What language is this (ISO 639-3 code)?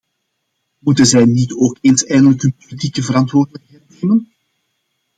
nld